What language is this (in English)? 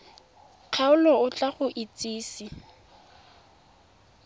Tswana